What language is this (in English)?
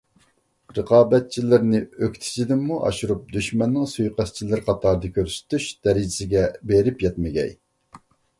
Uyghur